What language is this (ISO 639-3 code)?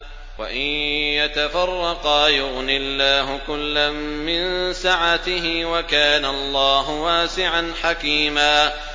ara